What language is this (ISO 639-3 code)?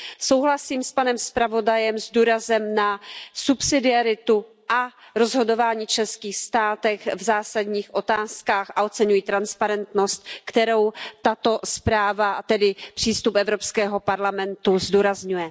ces